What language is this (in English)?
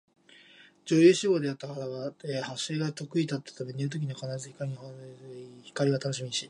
Japanese